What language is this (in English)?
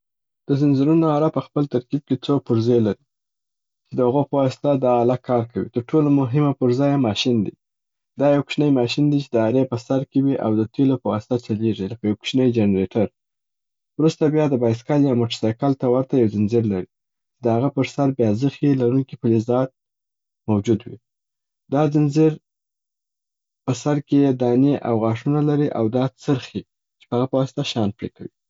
Southern Pashto